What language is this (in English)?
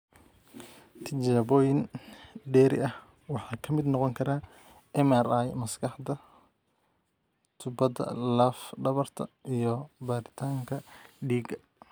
Somali